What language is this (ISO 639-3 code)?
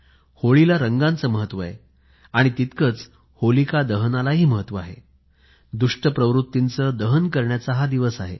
mar